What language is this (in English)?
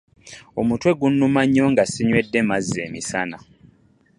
Ganda